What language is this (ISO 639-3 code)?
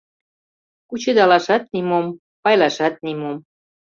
chm